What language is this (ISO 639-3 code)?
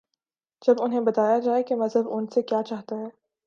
urd